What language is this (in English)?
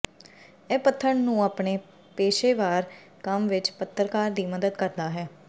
Punjabi